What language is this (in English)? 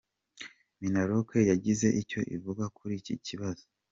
Kinyarwanda